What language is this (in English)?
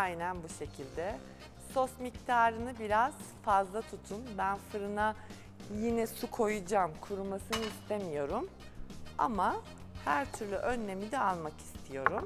Turkish